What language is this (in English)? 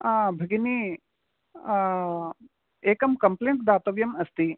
Sanskrit